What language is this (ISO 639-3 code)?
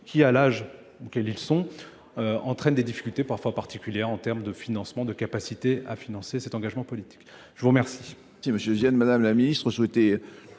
fra